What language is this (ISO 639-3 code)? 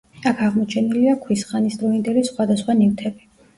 kat